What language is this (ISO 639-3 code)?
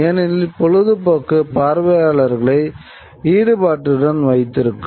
tam